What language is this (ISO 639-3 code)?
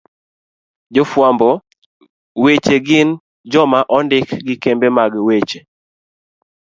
luo